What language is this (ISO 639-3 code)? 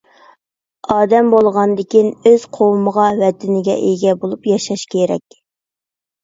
uig